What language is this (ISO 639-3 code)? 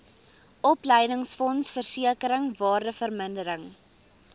afr